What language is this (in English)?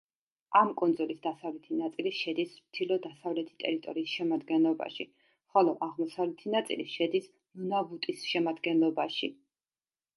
Georgian